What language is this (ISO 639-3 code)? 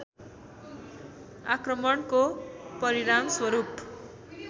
nep